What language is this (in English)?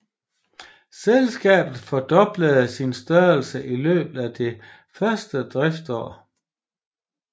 Danish